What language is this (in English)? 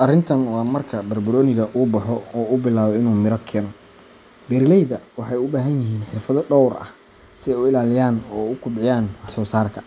Somali